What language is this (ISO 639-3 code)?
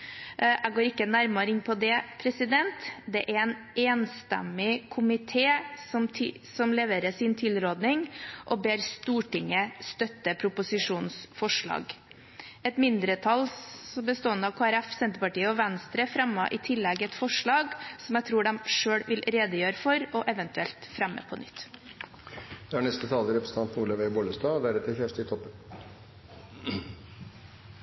nob